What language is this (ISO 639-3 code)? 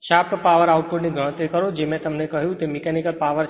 guj